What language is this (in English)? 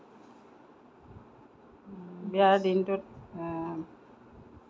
Assamese